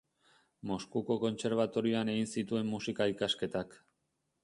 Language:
Basque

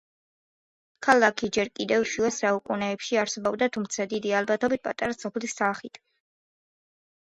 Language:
Georgian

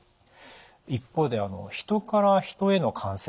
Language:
Japanese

